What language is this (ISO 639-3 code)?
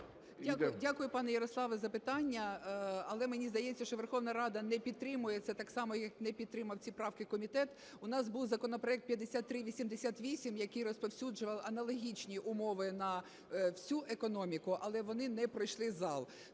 ukr